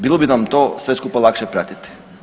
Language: Croatian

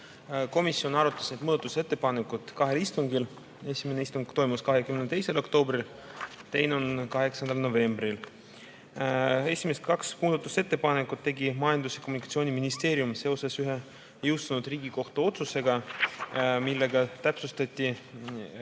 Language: Estonian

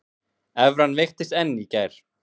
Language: Icelandic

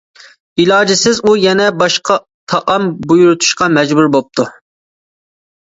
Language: Uyghur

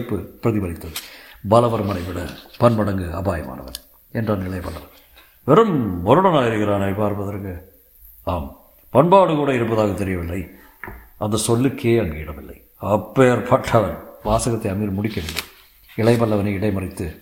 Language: Tamil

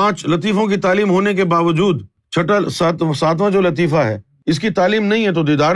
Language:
Urdu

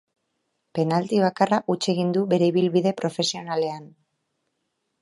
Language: Basque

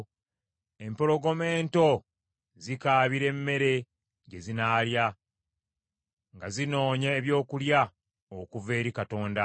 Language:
Ganda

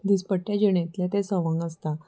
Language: Konkani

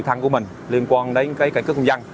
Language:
Vietnamese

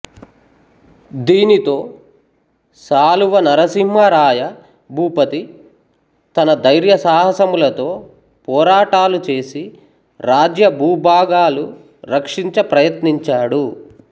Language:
Telugu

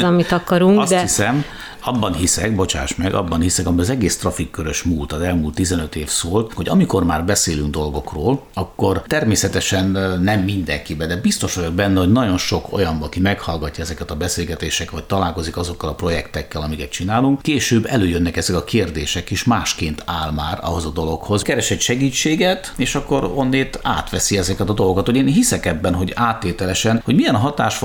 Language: Hungarian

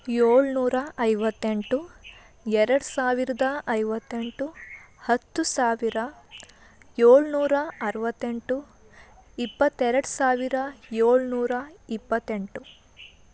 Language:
Kannada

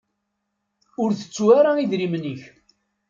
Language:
Kabyle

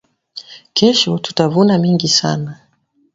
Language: Swahili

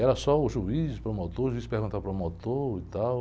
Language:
Portuguese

